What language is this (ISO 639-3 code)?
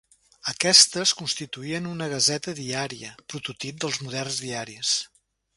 cat